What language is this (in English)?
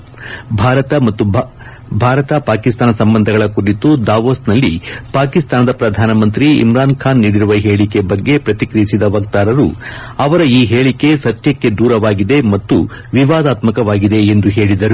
Kannada